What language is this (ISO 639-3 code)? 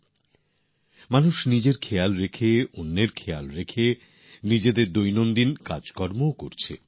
ben